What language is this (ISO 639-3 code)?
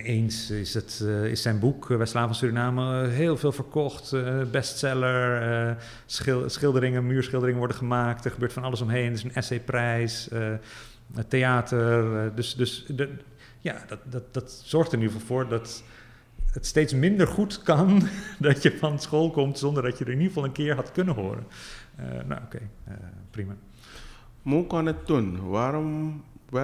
nld